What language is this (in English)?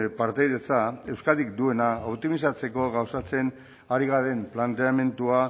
Basque